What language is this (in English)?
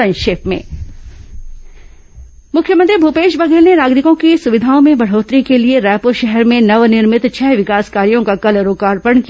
Hindi